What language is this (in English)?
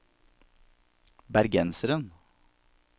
Norwegian